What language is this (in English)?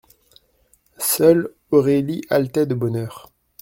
French